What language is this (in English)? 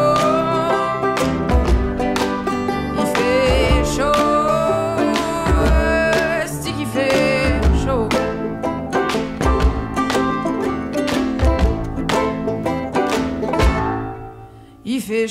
Hebrew